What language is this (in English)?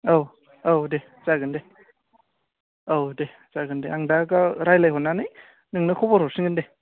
Bodo